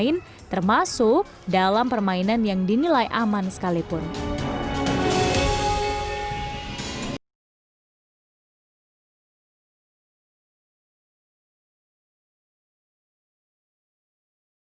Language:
Indonesian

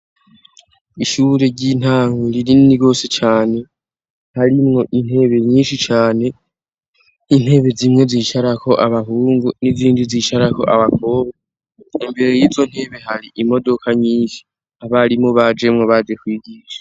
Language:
Rundi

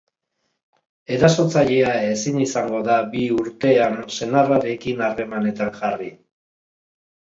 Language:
Basque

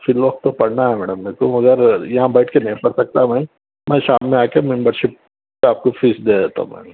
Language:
Urdu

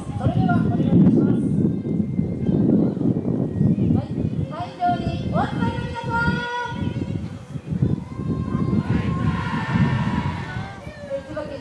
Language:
Japanese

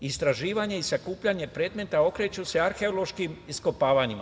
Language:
Serbian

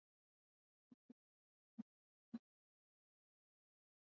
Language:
Swahili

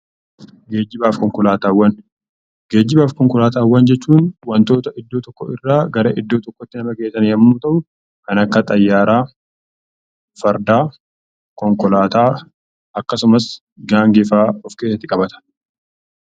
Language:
Oromo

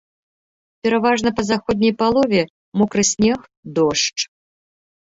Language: Belarusian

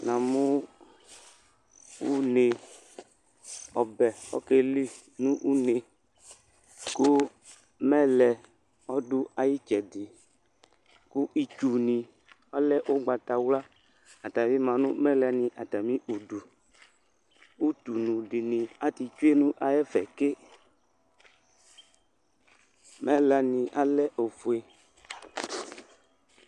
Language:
Ikposo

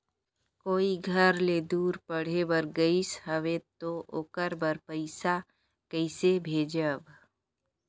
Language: Chhattisgarhi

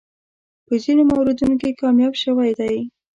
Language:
Pashto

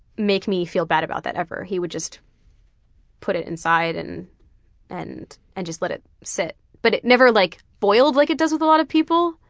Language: English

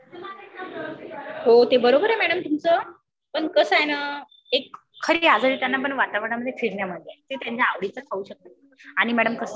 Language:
Marathi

